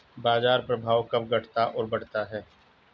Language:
Hindi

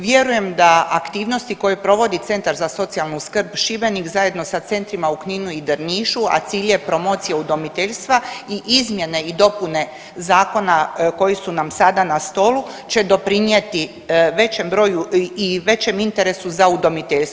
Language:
Croatian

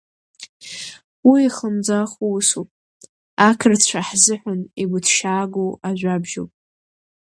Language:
Abkhazian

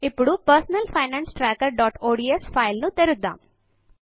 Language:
Telugu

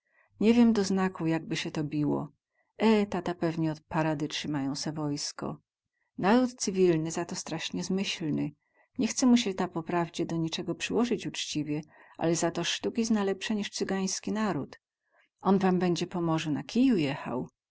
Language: Polish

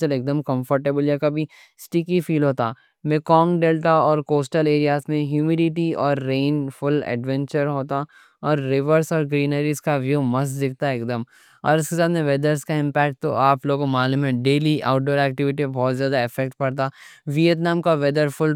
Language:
Deccan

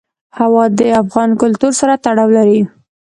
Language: Pashto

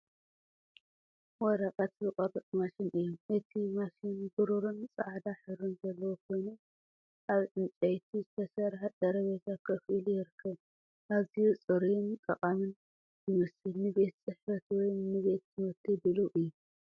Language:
Tigrinya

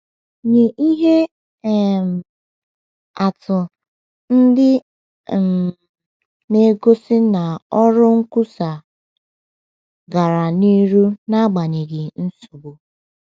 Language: Igbo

